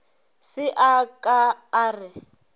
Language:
Northern Sotho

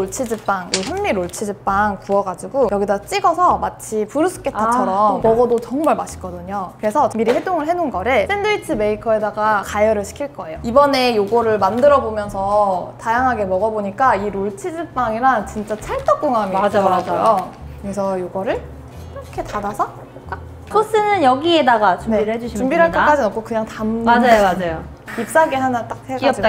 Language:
Korean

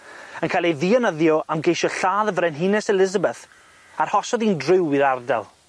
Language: Welsh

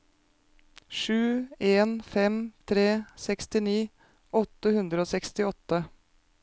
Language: Norwegian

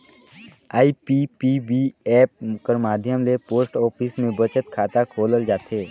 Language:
Chhattisgarhi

